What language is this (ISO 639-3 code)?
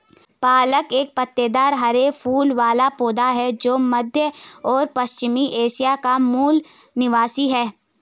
hin